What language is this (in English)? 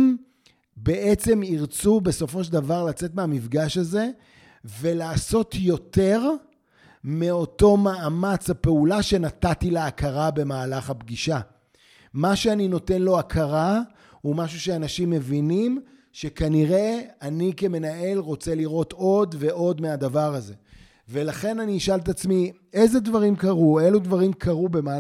Hebrew